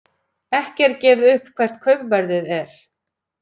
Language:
Icelandic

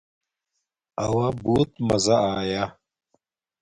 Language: Domaaki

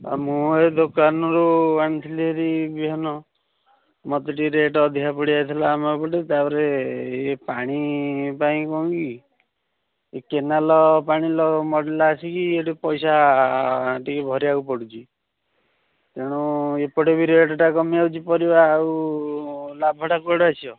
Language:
Odia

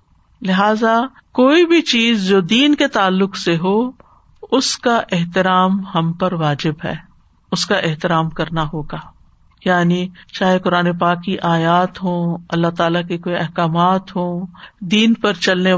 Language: Urdu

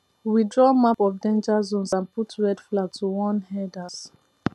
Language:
Nigerian Pidgin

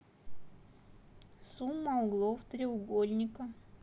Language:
Russian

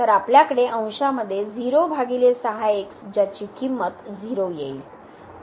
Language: Marathi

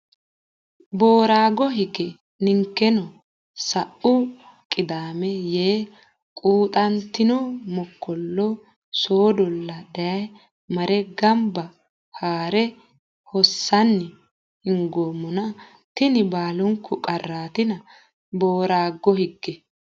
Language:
Sidamo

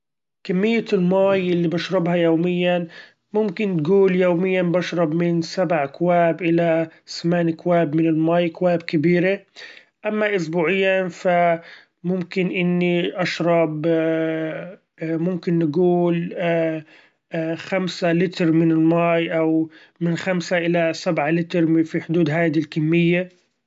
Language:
Gulf Arabic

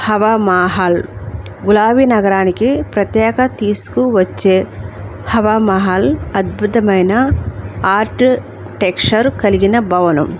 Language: Telugu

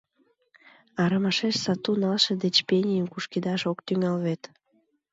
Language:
Mari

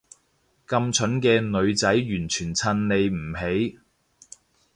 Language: Cantonese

